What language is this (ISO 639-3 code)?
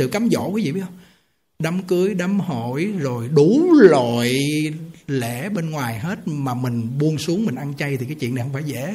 vie